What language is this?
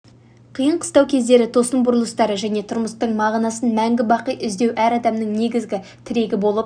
Kazakh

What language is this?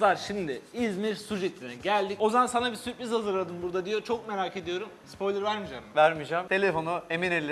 Turkish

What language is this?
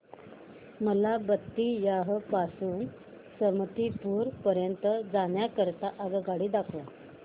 Marathi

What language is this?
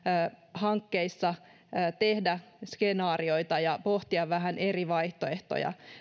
Finnish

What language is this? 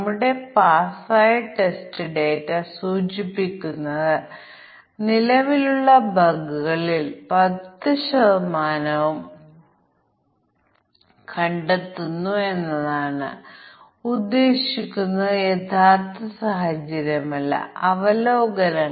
Malayalam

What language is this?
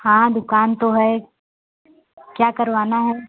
Hindi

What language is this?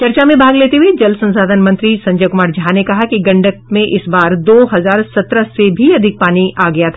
Hindi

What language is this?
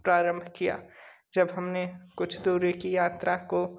Hindi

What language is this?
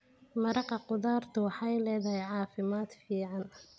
Somali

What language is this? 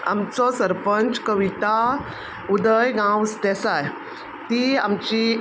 Konkani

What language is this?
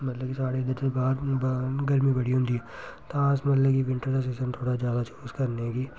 Dogri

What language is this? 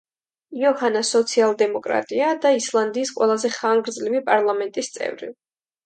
Georgian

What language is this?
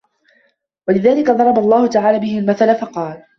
Arabic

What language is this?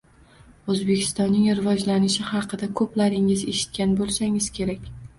Uzbek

